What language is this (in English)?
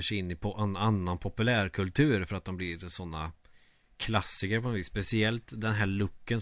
Swedish